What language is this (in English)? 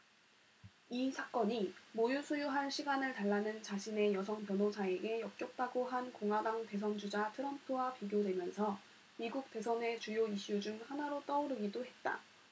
Korean